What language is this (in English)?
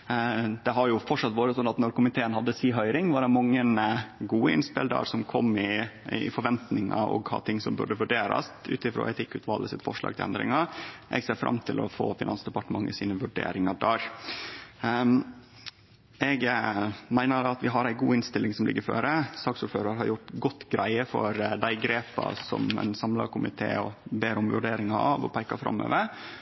Norwegian Nynorsk